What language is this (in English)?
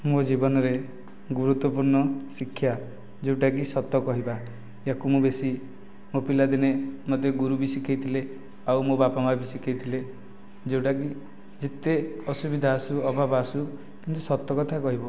Odia